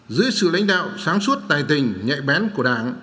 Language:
Vietnamese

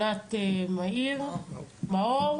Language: Hebrew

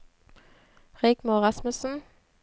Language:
Norwegian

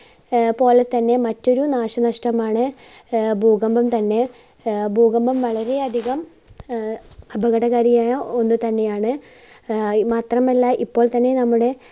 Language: Malayalam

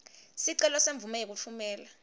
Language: Swati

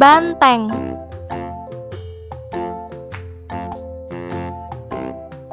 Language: Indonesian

